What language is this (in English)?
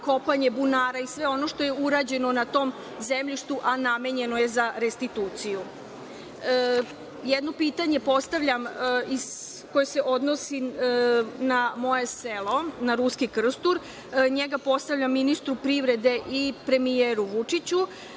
Serbian